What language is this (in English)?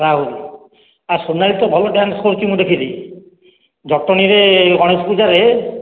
Odia